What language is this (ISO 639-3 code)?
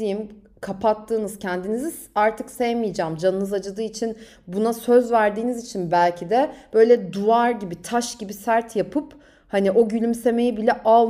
tur